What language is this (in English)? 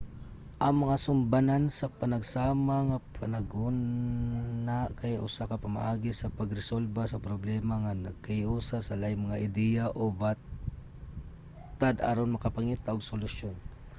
Cebuano